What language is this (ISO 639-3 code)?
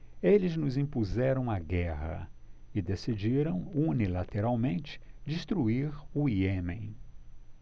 por